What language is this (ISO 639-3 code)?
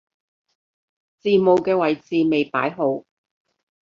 yue